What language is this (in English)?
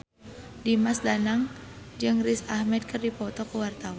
Sundanese